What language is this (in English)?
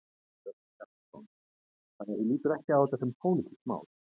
Icelandic